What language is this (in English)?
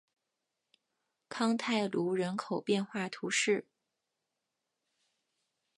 Chinese